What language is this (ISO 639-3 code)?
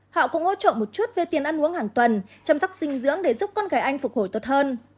vie